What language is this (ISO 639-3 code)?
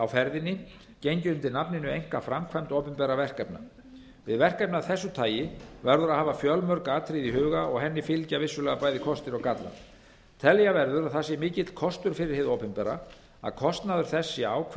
isl